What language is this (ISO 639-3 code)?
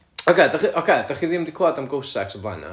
cym